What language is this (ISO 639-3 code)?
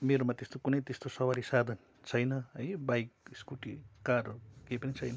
nep